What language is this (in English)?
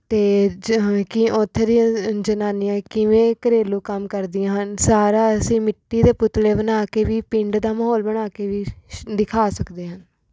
Punjabi